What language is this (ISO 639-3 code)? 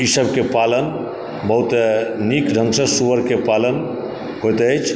mai